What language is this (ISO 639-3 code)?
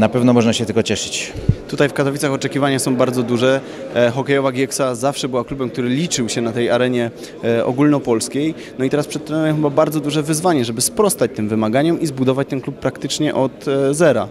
pol